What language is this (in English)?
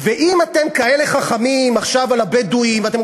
Hebrew